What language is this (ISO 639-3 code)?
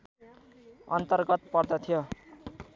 nep